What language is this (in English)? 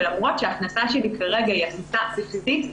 Hebrew